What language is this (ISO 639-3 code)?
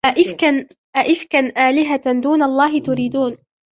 ara